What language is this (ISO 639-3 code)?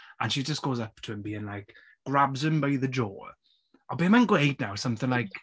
cym